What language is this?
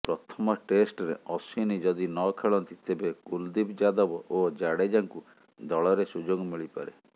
Odia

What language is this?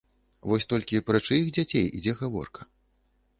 Belarusian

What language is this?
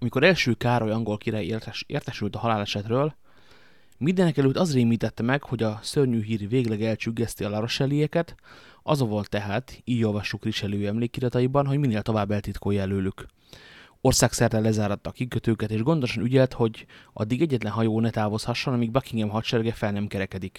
Hungarian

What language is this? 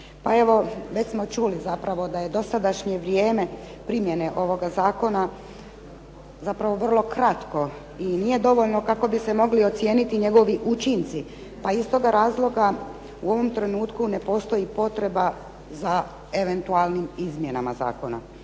Croatian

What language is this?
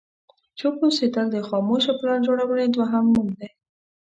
Pashto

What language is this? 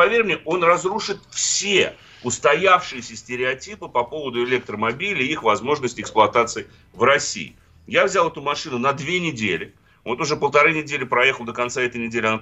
Russian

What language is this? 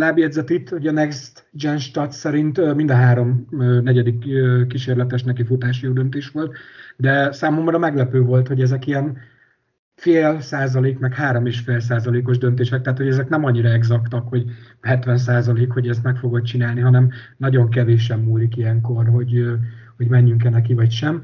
Hungarian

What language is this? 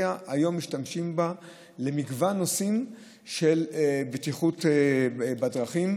Hebrew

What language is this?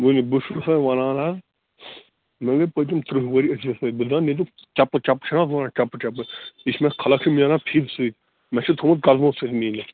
Kashmiri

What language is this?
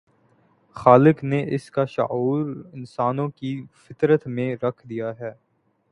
Urdu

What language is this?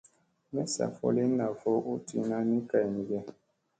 Musey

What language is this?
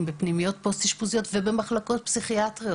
Hebrew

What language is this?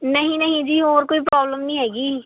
Punjabi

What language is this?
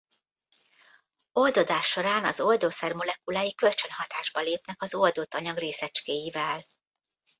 Hungarian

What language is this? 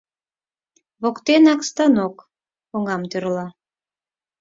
Mari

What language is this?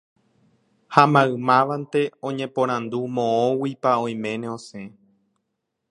Guarani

